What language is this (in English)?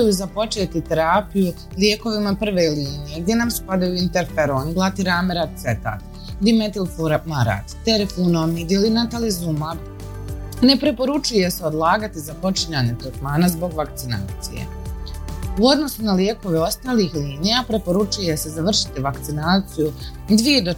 Croatian